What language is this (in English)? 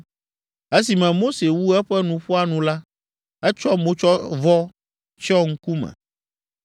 Ewe